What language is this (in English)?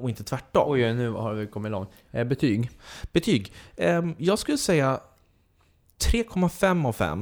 Swedish